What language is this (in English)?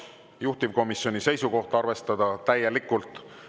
Estonian